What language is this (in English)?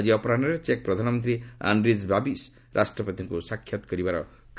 Odia